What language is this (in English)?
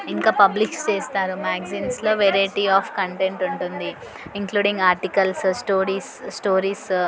Telugu